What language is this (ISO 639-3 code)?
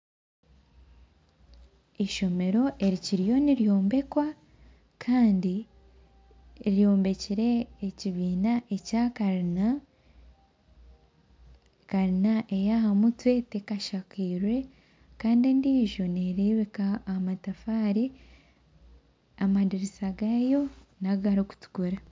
nyn